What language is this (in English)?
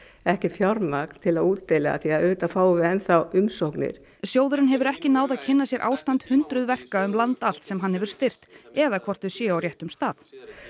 Icelandic